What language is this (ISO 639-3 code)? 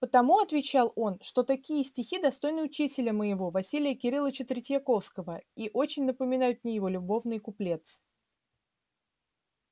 rus